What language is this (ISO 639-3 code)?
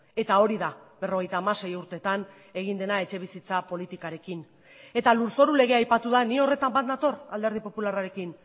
eus